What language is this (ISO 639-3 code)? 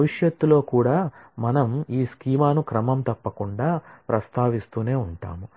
tel